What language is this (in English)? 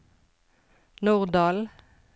Norwegian